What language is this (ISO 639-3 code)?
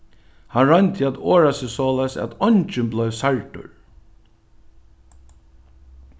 fao